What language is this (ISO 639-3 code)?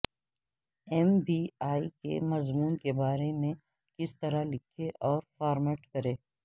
urd